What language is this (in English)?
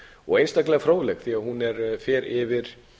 Icelandic